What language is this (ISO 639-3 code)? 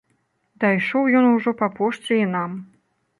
bel